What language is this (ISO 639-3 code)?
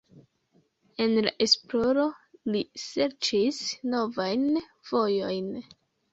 epo